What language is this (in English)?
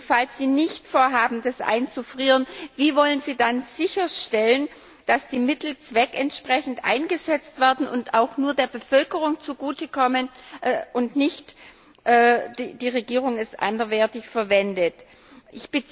German